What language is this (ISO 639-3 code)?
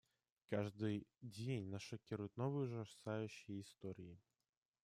rus